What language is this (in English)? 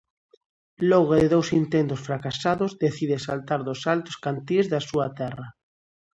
Galician